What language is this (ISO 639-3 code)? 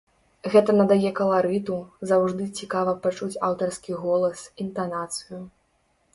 bel